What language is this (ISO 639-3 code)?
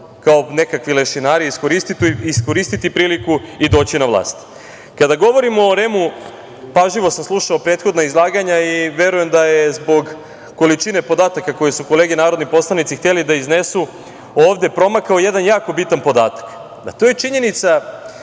srp